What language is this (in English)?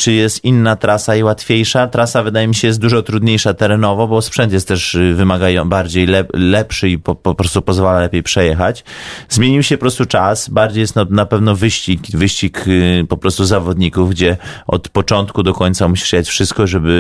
Polish